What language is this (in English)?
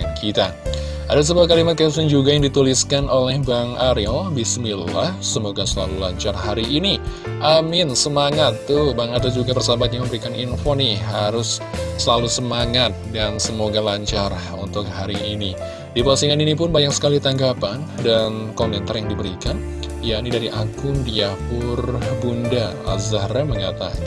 Indonesian